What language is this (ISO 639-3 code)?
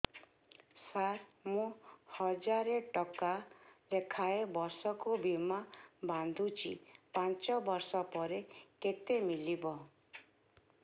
ori